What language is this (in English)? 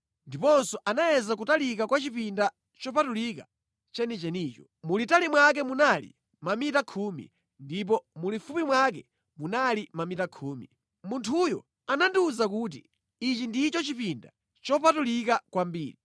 Nyanja